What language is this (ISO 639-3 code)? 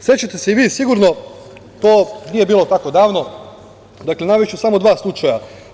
srp